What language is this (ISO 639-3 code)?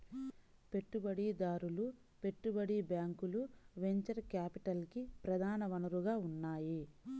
tel